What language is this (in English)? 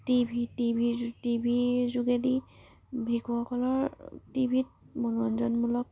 Assamese